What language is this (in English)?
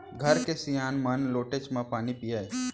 Chhattisgarhi